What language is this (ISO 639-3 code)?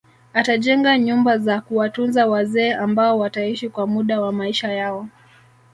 swa